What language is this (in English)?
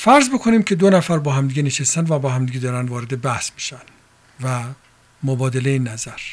Persian